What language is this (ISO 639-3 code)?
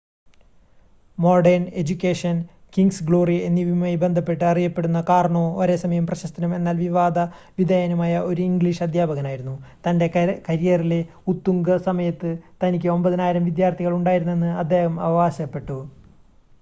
mal